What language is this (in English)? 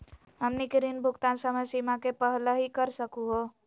Magahi